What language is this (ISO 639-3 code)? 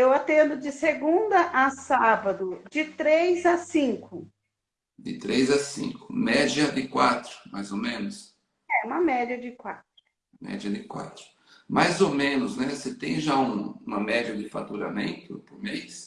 por